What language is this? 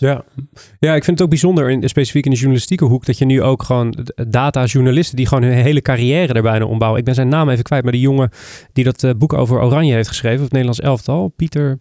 Dutch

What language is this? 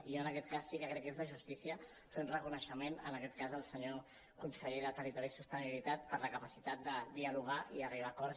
Catalan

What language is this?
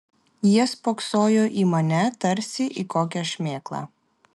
Lithuanian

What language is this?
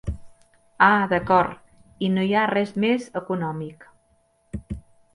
Catalan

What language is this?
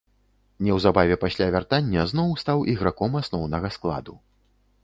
Belarusian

